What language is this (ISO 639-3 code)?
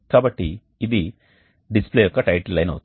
tel